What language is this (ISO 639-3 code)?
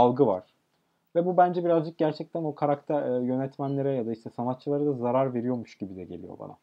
tur